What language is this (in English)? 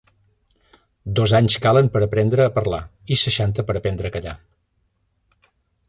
Catalan